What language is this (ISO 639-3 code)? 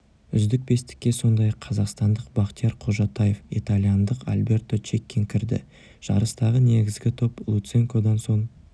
kaz